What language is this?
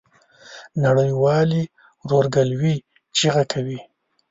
Pashto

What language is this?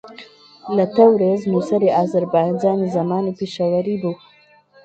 Central Kurdish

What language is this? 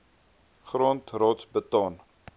Afrikaans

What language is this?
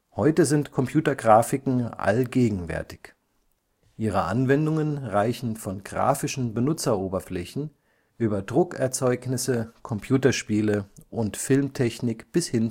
German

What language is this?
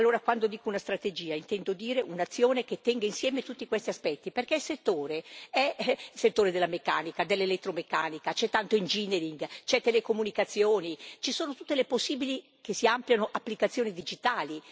Italian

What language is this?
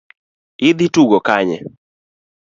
Luo (Kenya and Tanzania)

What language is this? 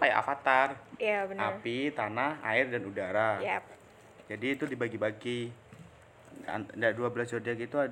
Indonesian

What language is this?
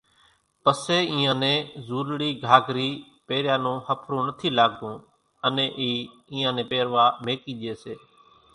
Kachi Koli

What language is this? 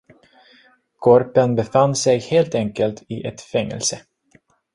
Swedish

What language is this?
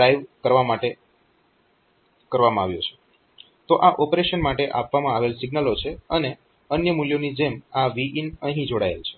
Gujarati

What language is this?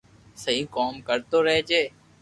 Loarki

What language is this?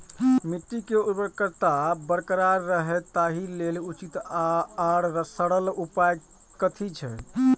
Maithili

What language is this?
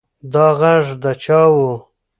Pashto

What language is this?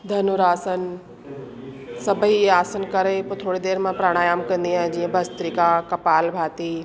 Sindhi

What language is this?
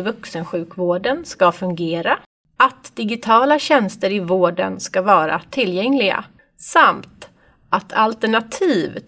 Swedish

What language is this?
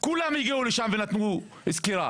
Hebrew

